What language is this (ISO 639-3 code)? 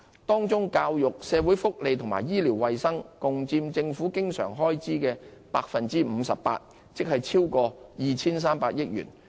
yue